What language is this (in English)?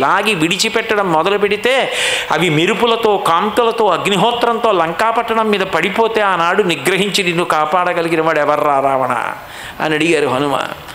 Telugu